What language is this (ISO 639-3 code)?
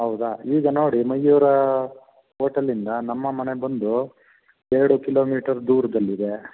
kan